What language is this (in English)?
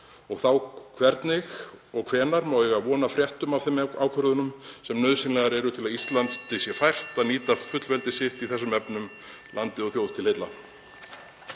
Icelandic